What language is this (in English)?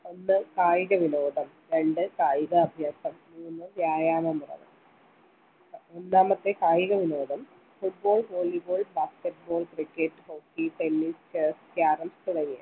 Malayalam